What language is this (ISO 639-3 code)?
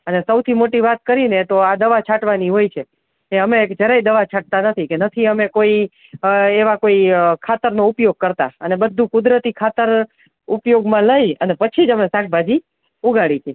guj